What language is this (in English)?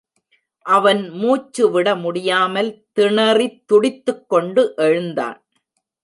Tamil